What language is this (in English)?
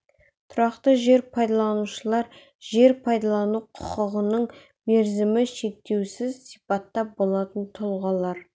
Kazakh